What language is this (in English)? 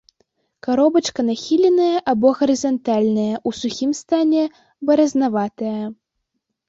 Belarusian